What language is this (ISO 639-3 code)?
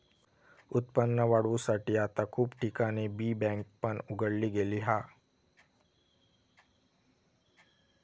mar